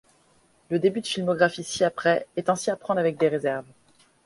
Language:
French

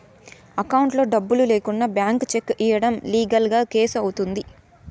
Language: Telugu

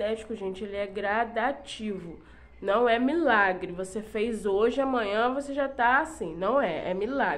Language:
Portuguese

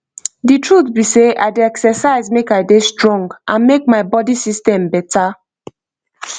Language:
Nigerian Pidgin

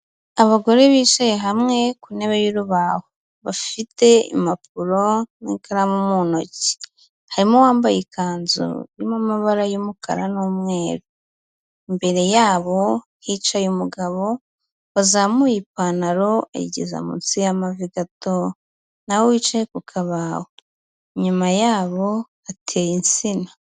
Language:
Kinyarwanda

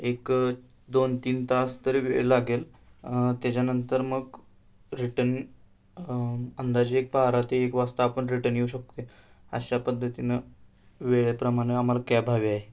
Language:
Marathi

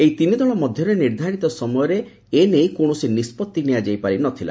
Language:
Odia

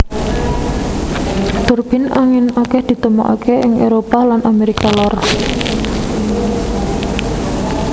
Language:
Javanese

